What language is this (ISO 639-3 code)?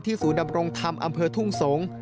tha